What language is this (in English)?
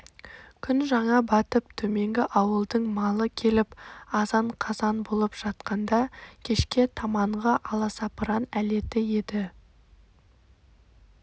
Kazakh